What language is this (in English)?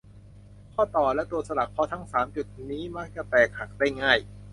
Thai